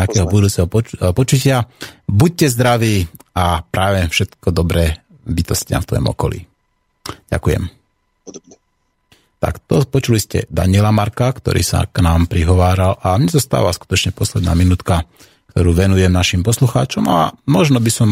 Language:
Slovak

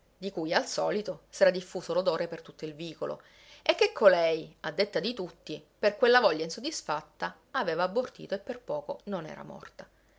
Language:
Italian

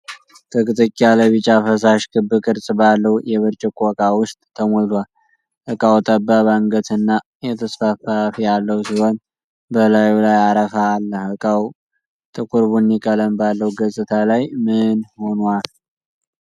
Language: Amharic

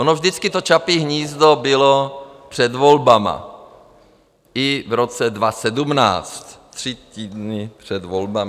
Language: Czech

